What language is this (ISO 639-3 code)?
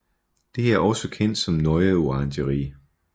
dan